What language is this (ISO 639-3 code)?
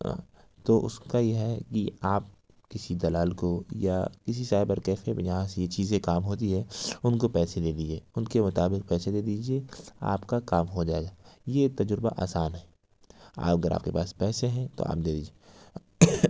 urd